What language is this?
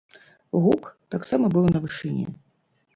Belarusian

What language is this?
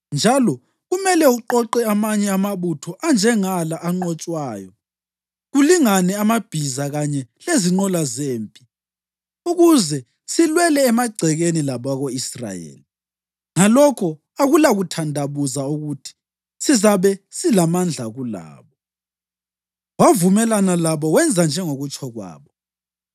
North Ndebele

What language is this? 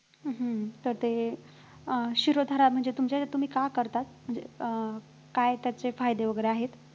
Marathi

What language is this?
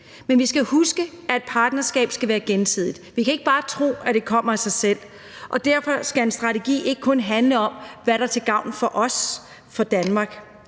Danish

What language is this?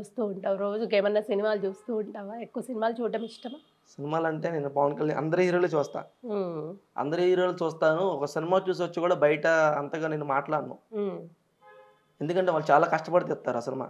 Telugu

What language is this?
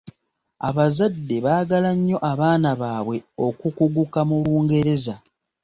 Ganda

